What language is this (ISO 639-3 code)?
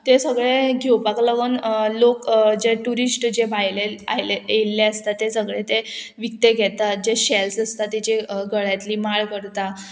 kok